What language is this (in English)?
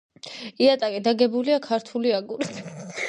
Georgian